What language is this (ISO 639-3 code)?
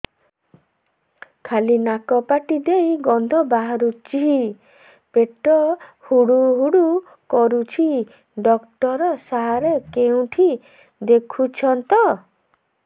ori